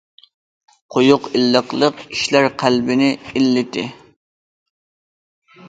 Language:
Uyghur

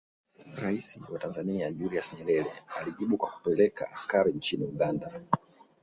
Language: Swahili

